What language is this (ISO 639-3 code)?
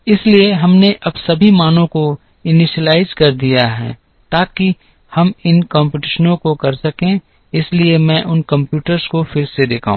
hin